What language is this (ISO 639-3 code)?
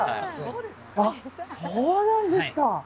jpn